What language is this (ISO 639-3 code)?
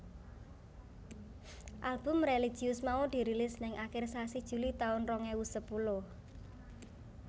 jav